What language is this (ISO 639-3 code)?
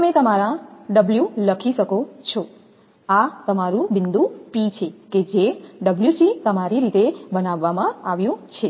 guj